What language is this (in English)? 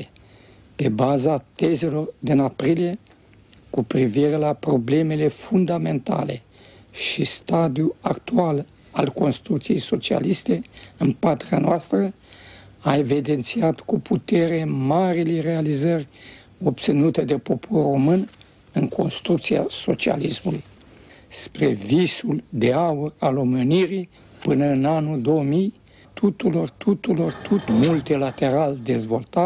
Romanian